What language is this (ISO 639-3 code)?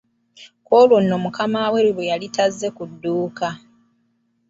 lug